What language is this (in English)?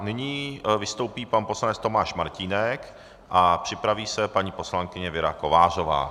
Czech